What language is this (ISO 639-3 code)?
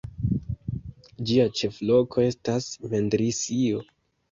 epo